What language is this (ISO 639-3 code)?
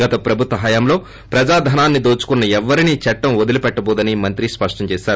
tel